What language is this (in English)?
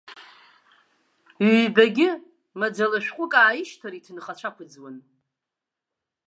Abkhazian